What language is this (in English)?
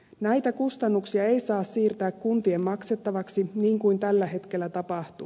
Finnish